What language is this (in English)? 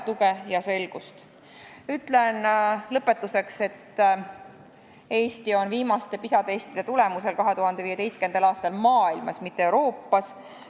Estonian